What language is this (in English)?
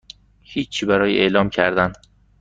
Persian